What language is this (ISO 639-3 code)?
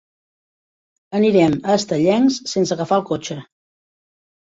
cat